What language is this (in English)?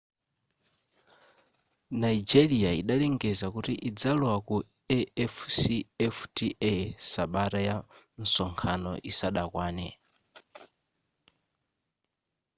Nyanja